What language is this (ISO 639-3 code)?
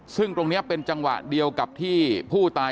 tha